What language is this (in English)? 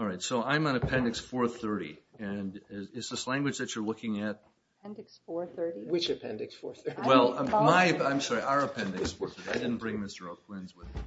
English